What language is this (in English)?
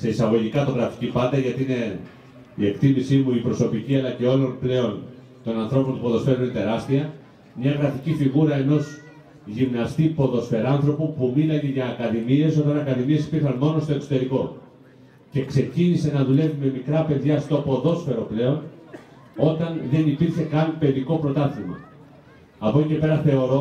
Greek